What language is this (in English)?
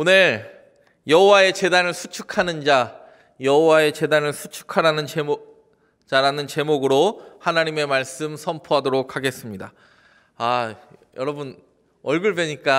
Korean